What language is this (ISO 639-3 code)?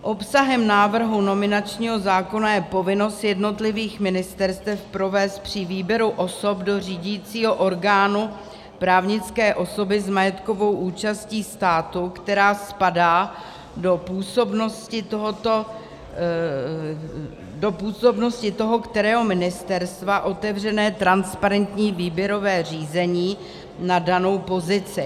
ces